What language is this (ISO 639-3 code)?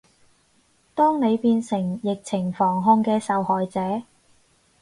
yue